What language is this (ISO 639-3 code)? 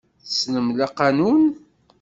kab